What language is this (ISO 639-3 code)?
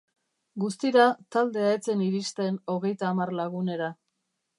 eus